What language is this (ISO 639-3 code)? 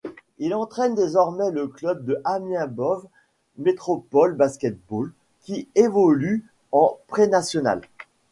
fra